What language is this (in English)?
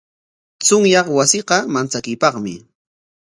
Corongo Ancash Quechua